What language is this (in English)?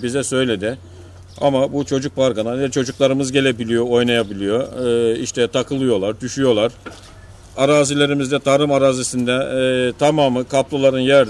Turkish